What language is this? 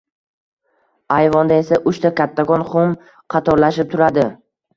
Uzbek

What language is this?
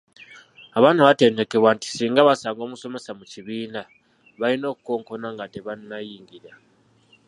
Ganda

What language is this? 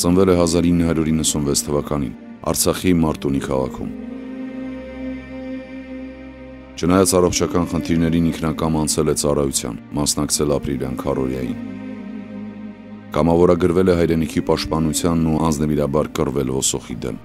Romanian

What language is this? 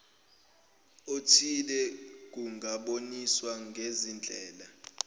Zulu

